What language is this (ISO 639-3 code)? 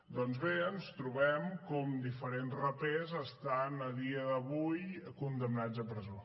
cat